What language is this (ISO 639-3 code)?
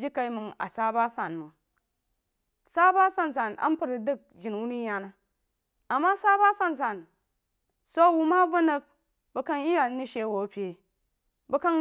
juo